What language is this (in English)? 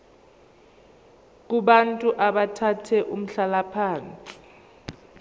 Zulu